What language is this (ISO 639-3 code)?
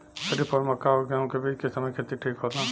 bho